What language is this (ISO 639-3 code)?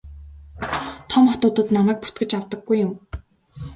mon